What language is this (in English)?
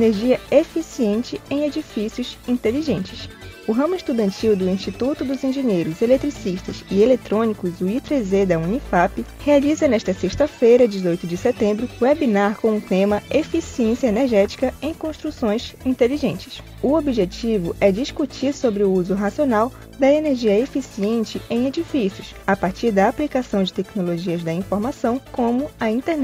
Portuguese